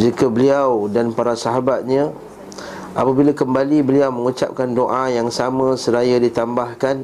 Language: Malay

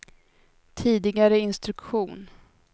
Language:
Swedish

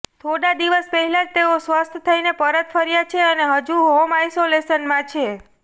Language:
Gujarati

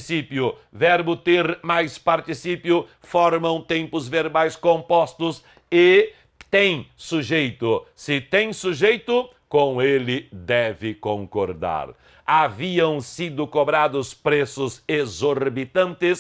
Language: Portuguese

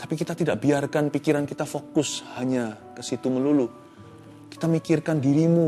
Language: Indonesian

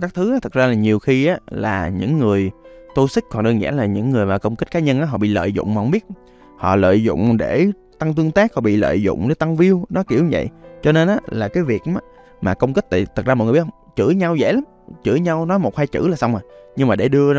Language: Vietnamese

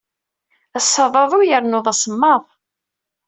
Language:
Kabyle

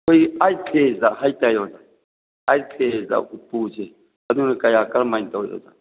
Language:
Manipuri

